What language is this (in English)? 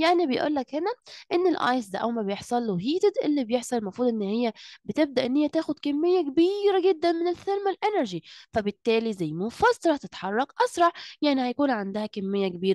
Arabic